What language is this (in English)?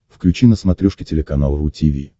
Russian